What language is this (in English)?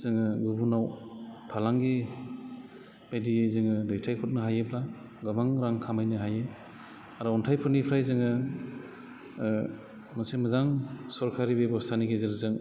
Bodo